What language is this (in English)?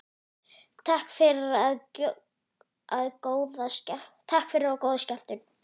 Icelandic